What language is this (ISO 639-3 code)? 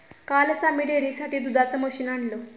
mar